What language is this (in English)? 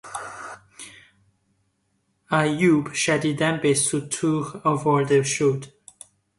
Persian